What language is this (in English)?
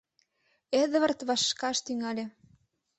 Mari